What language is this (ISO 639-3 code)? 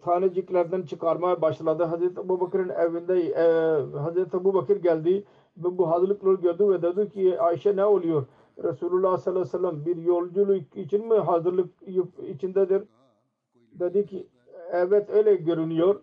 tur